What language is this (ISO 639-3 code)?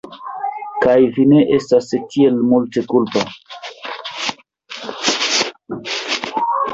epo